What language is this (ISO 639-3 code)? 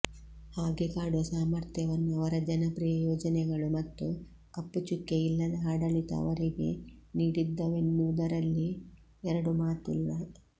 kan